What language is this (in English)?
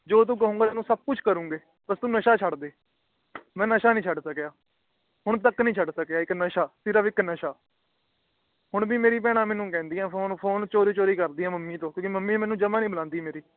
Punjabi